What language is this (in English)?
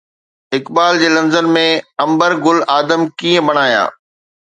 Sindhi